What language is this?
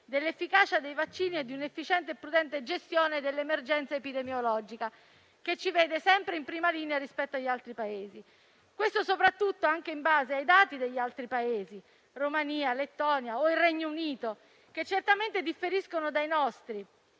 Italian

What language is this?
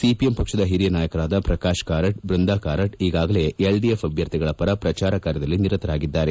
Kannada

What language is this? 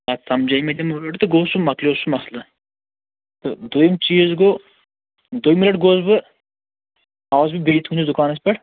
Kashmiri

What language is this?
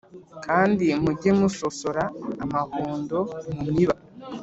Kinyarwanda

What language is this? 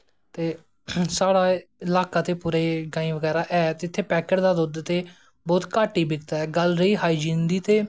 Dogri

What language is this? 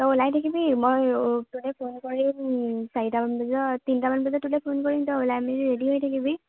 Assamese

